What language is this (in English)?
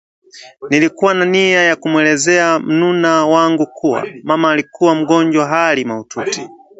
Swahili